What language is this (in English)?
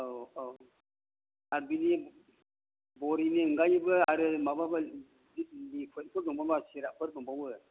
Bodo